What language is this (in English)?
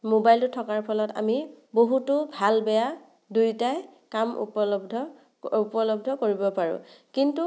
Assamese